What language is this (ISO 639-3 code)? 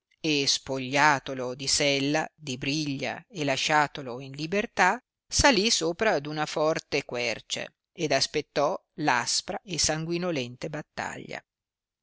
ita